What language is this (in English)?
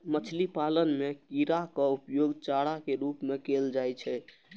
Maithili